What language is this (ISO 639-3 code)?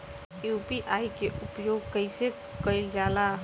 bho